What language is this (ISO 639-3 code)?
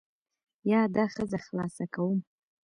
pus